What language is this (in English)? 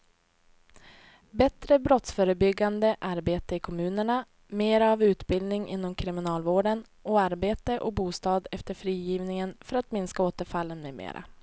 Swedish